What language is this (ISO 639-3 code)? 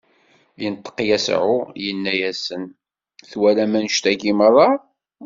kab